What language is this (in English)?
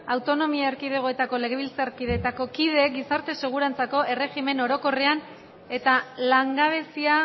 Basque